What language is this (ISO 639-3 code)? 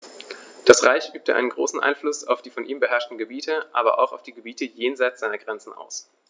deu